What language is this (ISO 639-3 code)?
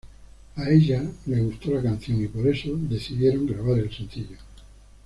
spa